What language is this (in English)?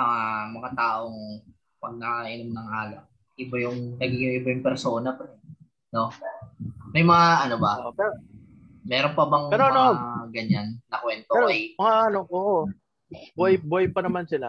Filipino